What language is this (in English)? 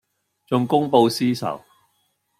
Cantonese